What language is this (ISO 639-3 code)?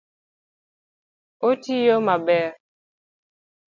luo